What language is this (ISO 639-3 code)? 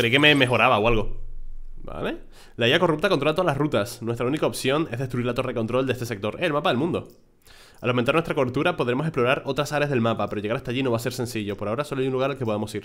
spa